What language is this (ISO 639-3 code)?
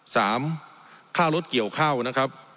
tha